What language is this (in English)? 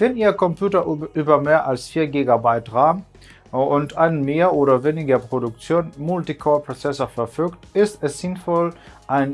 German